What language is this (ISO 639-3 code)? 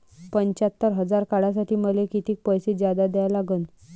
mar